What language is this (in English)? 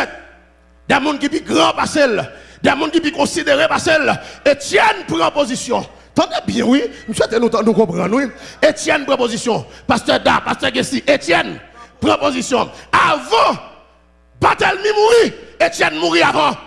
French